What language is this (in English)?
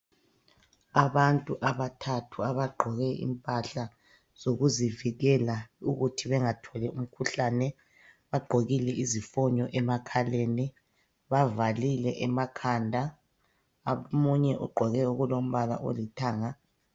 North Ndebele